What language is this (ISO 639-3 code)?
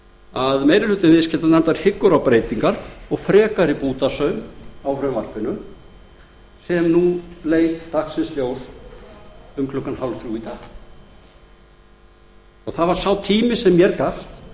isl